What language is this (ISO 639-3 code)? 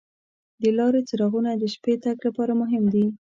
pus